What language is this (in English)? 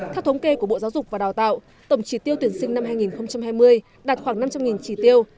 Vietnamese